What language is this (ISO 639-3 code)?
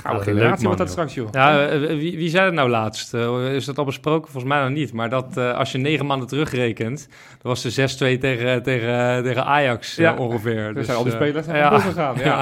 nld